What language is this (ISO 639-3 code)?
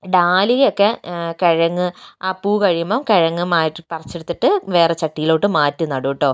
mal